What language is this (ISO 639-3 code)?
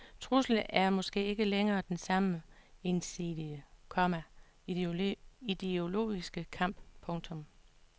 dan